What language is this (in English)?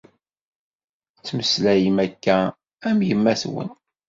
Kabyle